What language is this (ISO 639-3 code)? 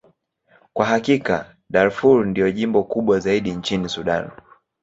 swa